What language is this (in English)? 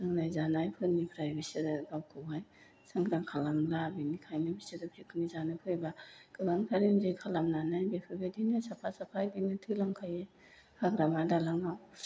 Bodo